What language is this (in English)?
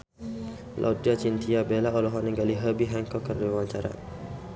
Sundanese